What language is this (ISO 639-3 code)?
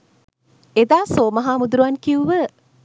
sin